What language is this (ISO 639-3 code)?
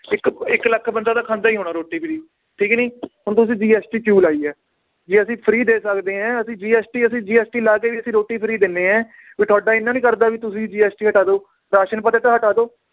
pan